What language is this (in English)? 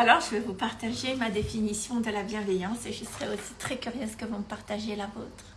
French